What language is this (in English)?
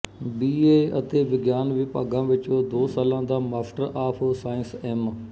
Punjabi